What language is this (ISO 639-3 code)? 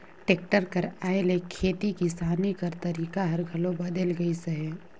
hne